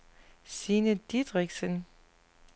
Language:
Danish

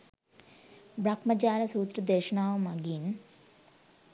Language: Sinhala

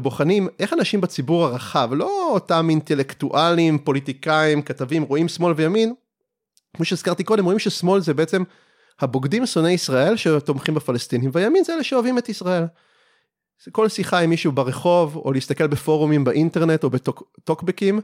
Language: Hebrew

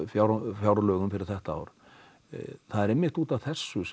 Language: Icelandic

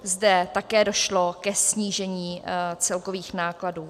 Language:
Czech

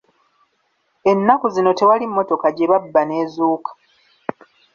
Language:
Ganda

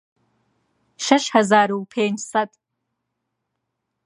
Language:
Central Kurdish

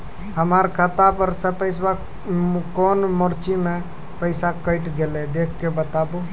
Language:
Maithili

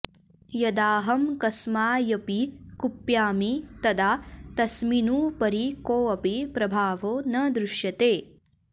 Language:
Sanskrit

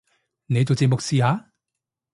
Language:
Cantonese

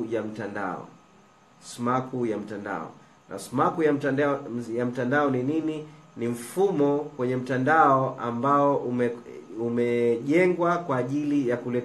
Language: Swahili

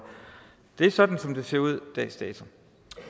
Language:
Danish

